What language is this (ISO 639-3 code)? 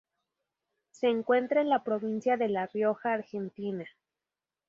spa